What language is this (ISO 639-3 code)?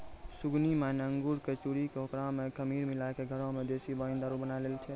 mai